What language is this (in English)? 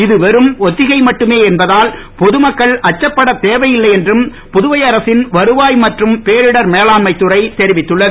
Tamil